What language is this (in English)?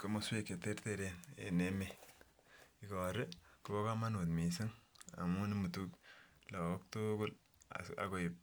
Kalenjin